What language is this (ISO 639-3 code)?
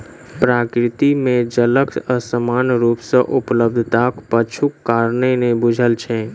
mai